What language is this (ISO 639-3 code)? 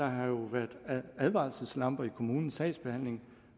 dan